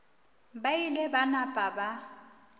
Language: Northern Sotho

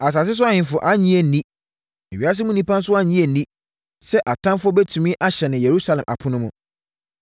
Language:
Akan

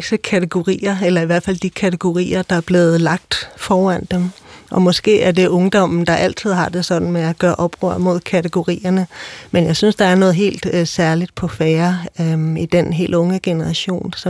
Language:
Danish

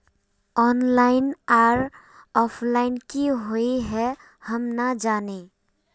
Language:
Magahi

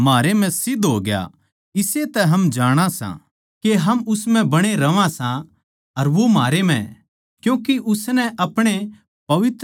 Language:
Haryanvi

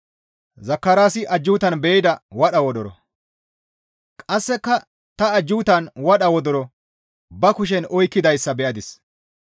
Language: Gamo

